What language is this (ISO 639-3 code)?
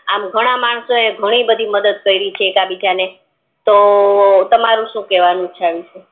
guj